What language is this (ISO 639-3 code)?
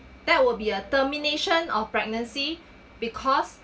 eng